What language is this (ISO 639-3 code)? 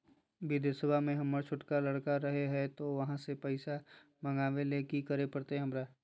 mag